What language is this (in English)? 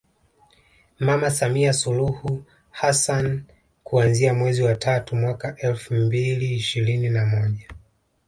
Swahili